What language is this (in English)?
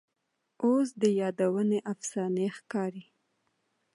Pashto